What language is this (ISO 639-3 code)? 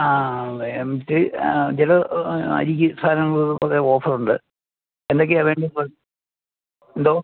mal